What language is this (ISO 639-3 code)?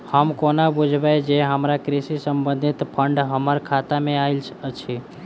mai